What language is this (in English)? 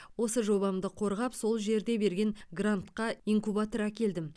Kazakh